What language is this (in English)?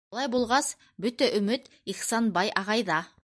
Bashkir